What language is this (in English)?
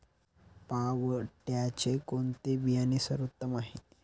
Marathi